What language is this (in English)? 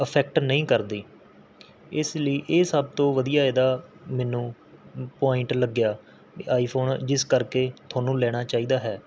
Punjabi